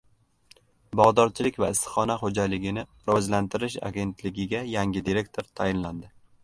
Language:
Uzbek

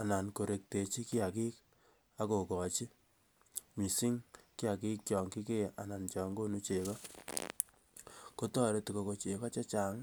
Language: Kalenjin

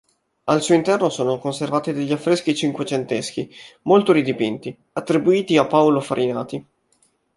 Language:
Italian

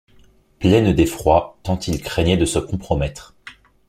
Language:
French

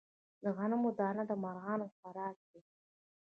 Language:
Pashto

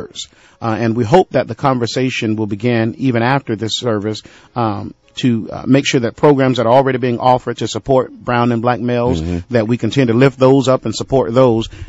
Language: English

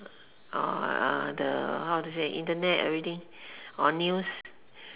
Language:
English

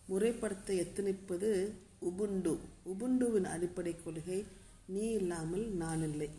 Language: Tamil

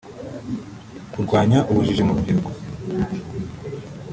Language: Kinyarwanda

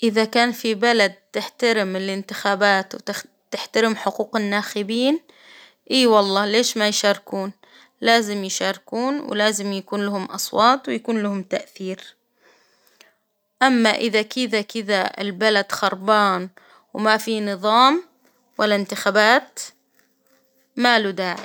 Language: Hijazi Arabic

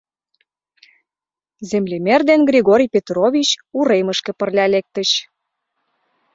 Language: Mari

